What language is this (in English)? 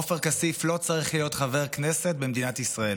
Hebrew